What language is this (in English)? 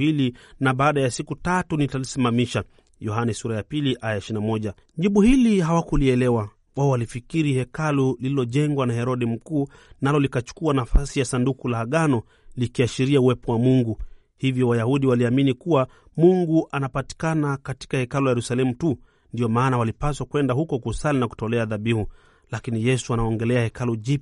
Swahili